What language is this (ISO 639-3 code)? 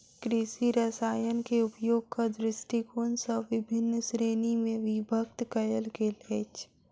mai